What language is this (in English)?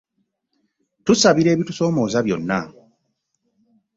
Ganda